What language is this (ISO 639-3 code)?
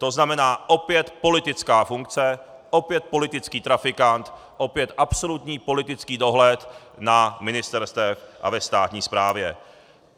ces